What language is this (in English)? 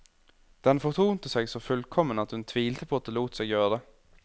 Norwegian